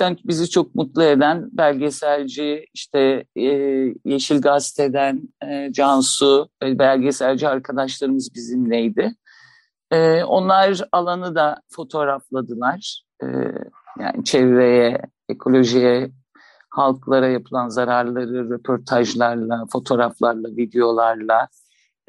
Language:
Turkish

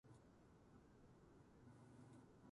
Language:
Japanese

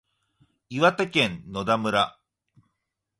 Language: Japanese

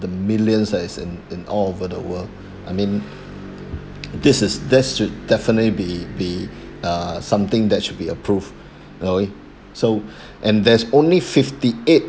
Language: English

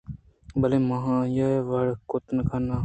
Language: Eastern Balochi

